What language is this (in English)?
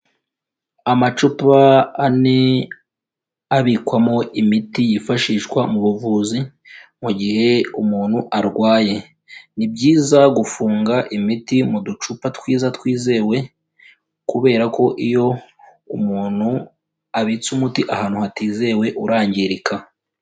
Kinyarwanda